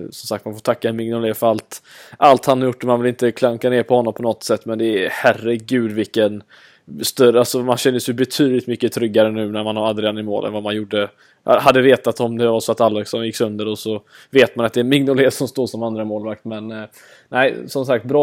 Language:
Swedish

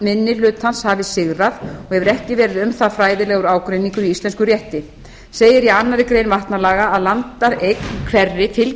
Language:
Icelandic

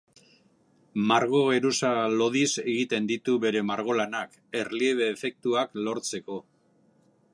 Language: Basque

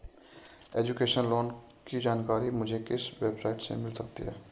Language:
Hindi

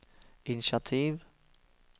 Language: Norwegian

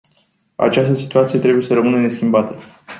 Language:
Romanian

